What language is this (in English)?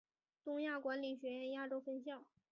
Chinese